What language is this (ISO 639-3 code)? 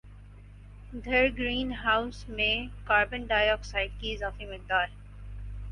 urd